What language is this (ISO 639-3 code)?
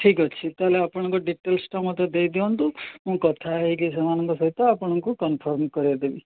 ori